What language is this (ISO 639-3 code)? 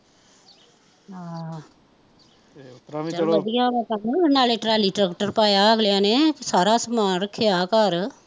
pan